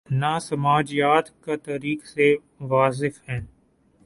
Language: Urdu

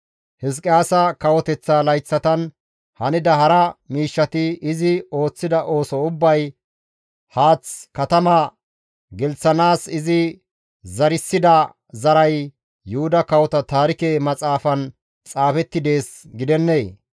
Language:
Gamo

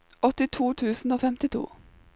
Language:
Norwegian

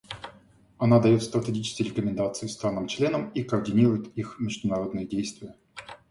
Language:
Russian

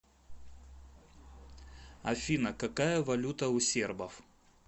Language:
Russian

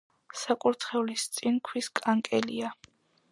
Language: Georgian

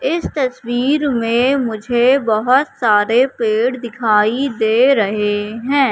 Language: Hindi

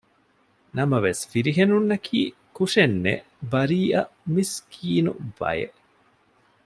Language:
Divehi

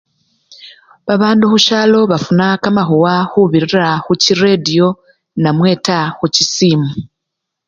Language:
Luyia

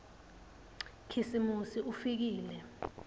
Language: Swati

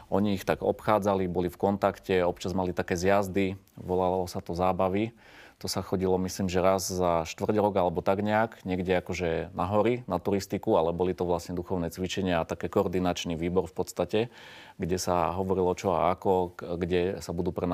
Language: Slovak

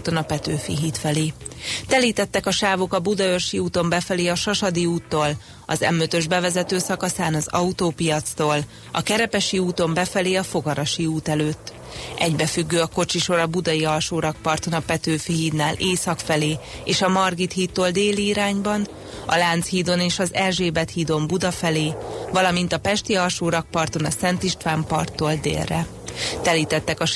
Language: Hungarian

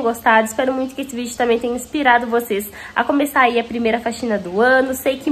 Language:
Portuguese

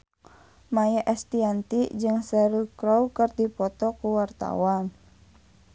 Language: Sundanese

